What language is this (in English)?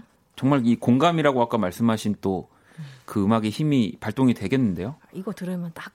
Korean